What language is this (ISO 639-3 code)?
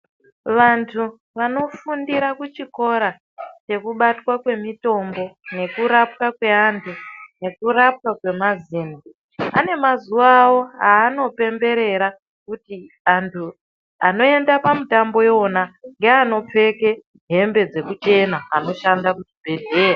ndc